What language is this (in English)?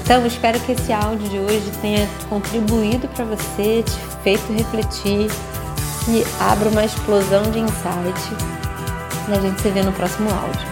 Portuguese